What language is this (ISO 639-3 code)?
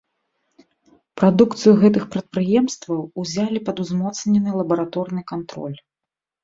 bel